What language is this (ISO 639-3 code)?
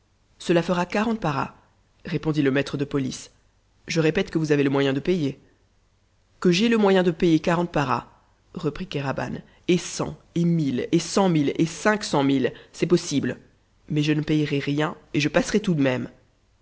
fra